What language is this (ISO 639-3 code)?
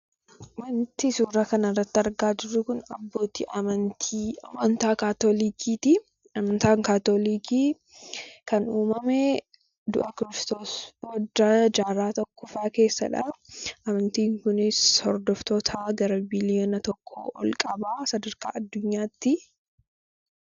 orm